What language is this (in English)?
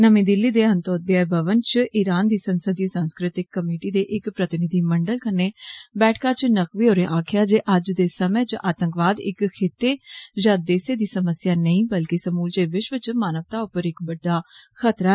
Dogri